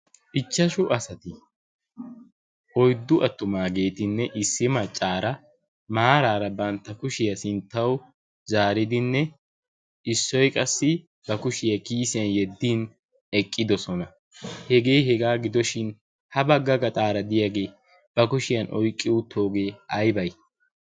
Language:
Wolaytta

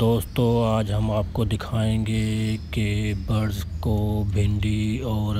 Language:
Hindi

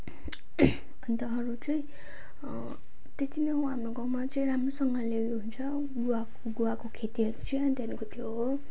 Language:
Nepali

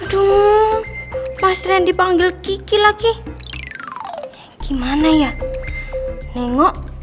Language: Indonesian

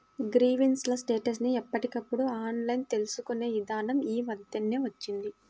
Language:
Telugu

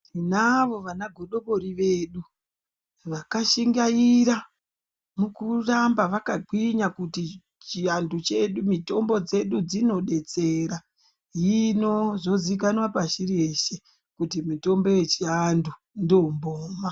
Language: Ndau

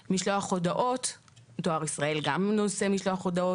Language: Hebrew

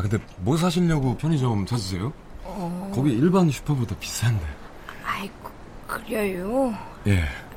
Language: Korean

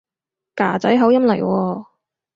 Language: Cantonese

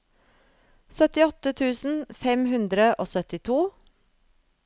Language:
Norwegian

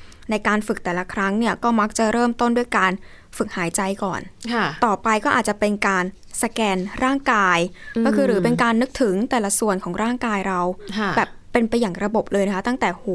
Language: Thai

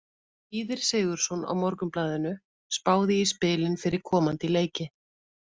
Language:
Icelandic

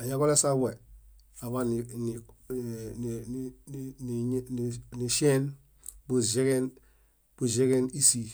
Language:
Bayot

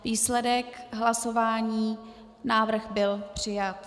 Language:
Czech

